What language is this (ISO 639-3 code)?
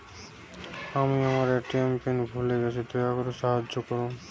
ben